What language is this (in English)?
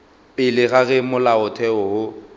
Northern Sotho